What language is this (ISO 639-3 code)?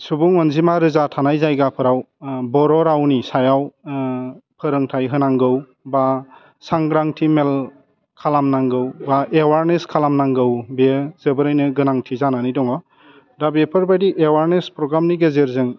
brx